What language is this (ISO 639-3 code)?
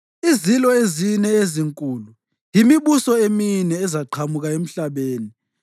nde